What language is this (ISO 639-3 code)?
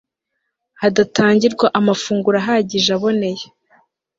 kin